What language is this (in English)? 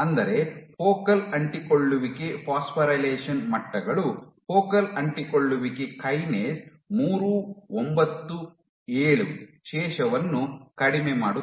Kannada